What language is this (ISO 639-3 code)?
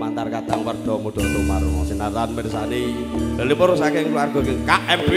ind